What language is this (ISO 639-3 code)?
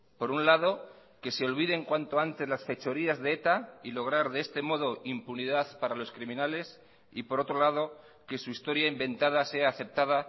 spa